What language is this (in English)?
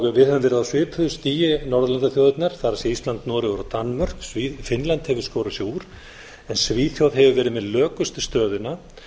Icelandic